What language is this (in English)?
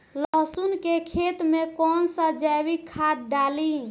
Bhojpuri